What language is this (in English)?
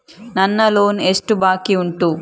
Kannada